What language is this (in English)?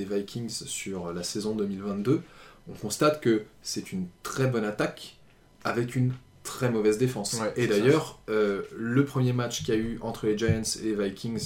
French